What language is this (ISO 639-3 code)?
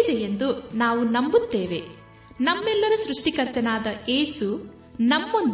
kan